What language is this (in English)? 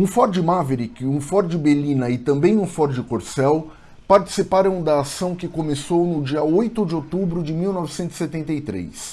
Portuguese